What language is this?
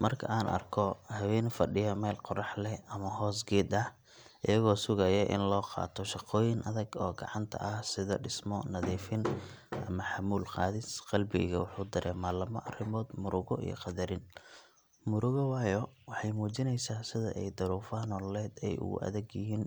Somali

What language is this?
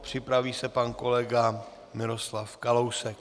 Czech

